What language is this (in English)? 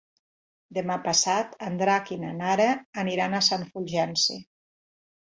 Catalan